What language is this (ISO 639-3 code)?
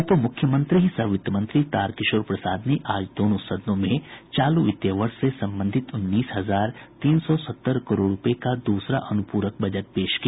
hin